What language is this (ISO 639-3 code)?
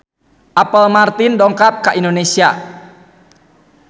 sun